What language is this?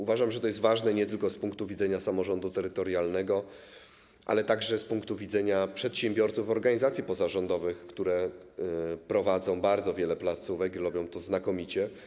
Polish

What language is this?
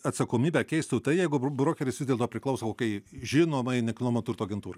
Lithuanian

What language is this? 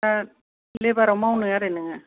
Bodo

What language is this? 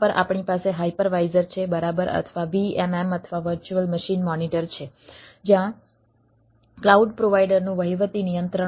Gujarati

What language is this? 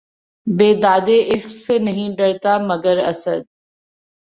Urdu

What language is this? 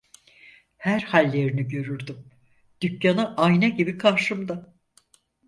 Turkish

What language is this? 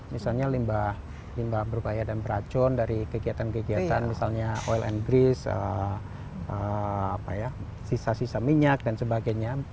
Indonesian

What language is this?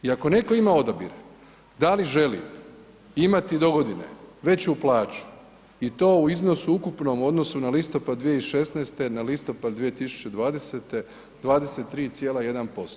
Croatian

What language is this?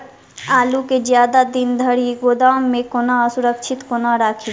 Maithili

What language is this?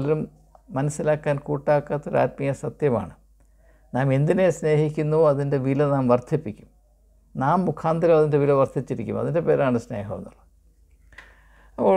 Malayalam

